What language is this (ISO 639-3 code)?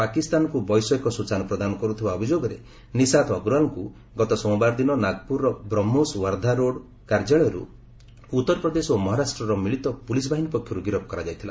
ori